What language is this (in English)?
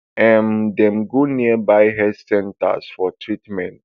Nigerian Pidgin